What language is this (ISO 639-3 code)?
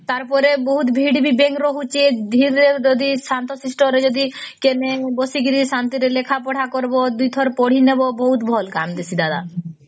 ori